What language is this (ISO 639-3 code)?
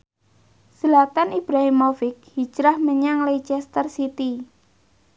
jav